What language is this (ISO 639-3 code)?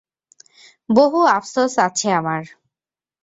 ben